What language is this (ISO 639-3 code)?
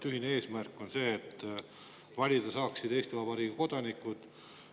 est